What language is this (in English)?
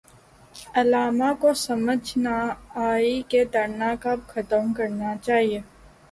Urdu